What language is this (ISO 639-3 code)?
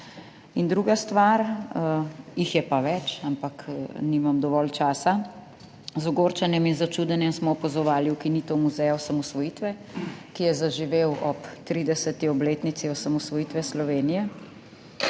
slv